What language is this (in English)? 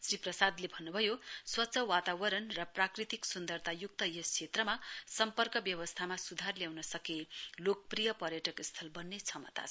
Nepali